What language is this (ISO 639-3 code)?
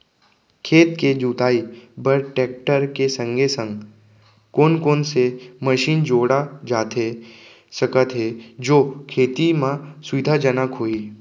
hne